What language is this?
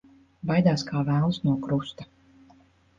Latvian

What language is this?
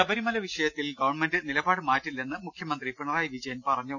Malayalam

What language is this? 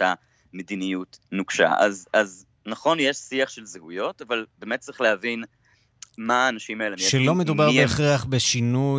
Hebrew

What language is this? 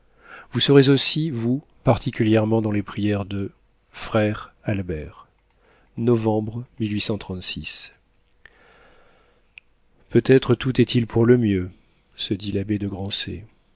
French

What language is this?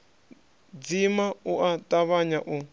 Venda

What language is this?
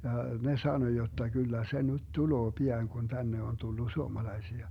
Finnish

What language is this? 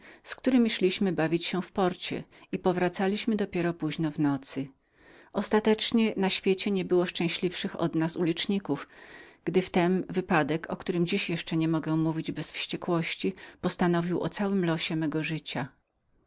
Polish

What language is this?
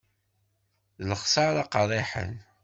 Kabyle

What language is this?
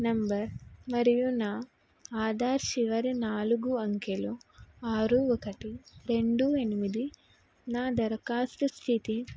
Telugu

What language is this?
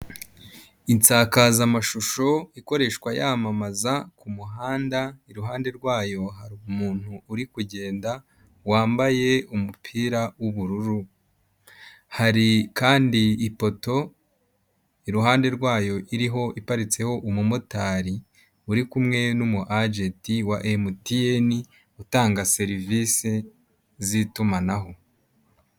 Kinyarwanda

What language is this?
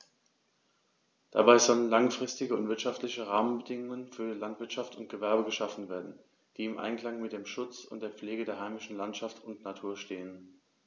German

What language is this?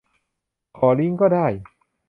Thai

